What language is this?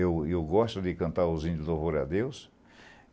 Portuguese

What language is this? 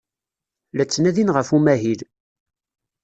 Kabyle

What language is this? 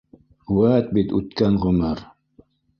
Bashkir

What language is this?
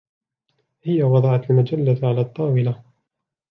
Arabic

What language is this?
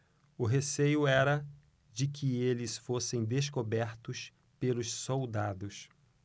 Portuguese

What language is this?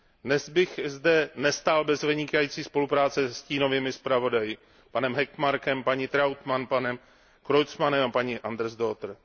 Czech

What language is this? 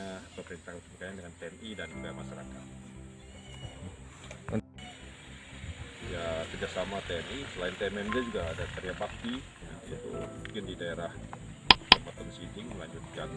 Indonesian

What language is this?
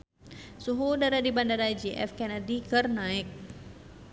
Sundanese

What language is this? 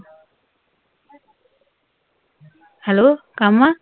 Punjabi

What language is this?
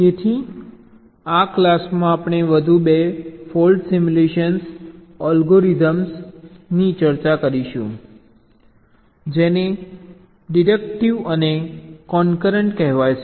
Gujarati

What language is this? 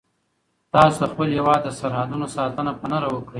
Pashto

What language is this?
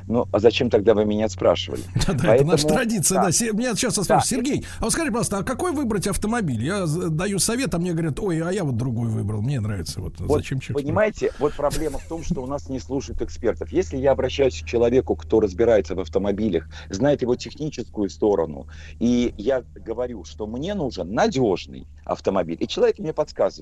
Russian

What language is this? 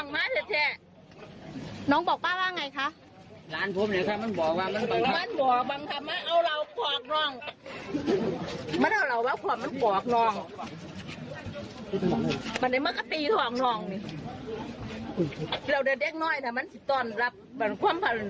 Thai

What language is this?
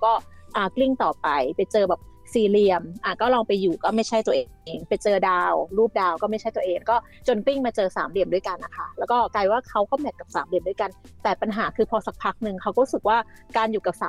Thai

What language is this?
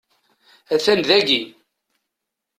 Kabyle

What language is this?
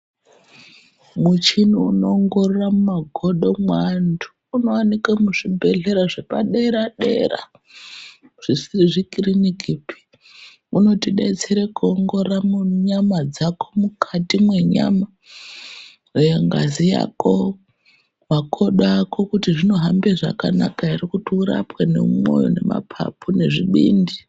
Ndau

